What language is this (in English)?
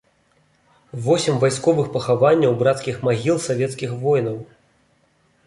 Belarusian